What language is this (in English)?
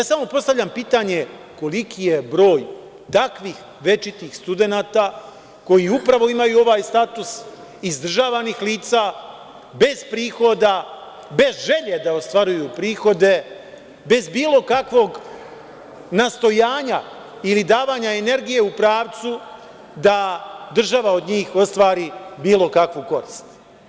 Serbian